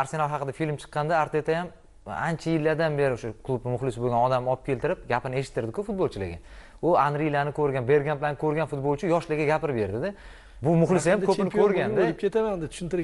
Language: Turkish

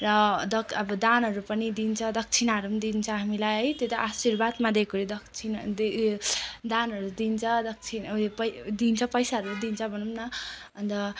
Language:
Nepali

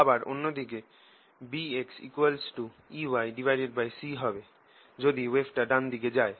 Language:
Bangla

